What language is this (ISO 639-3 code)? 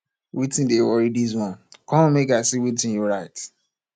pcm